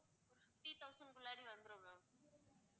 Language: Tamil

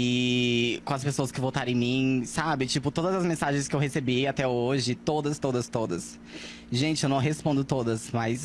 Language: Portuguese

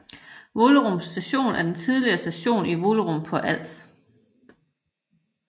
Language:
Danish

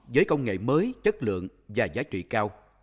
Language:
Vietnamese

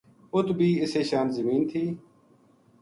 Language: Gujari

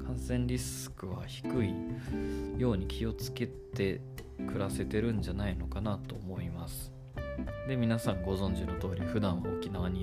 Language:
Japanese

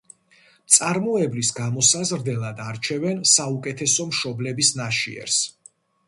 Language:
Georgian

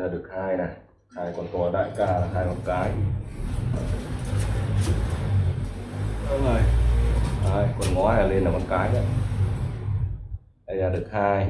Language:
Vietnamese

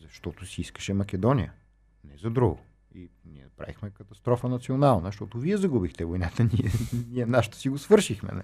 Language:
Bulgarian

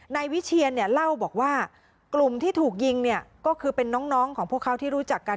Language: Thai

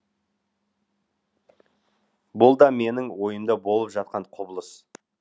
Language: Kazakh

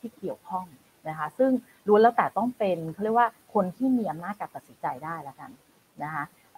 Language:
Thai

